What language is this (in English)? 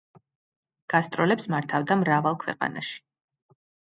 Georgian